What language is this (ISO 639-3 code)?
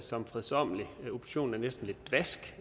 dan